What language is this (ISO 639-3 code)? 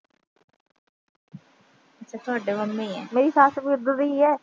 pan